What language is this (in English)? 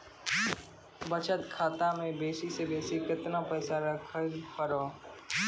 Maithili